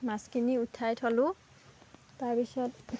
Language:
Assamese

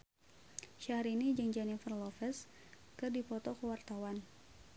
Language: Sundanese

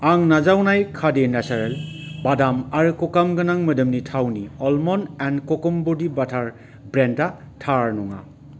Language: Bodo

